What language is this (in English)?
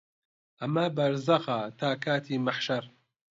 Central Kurdish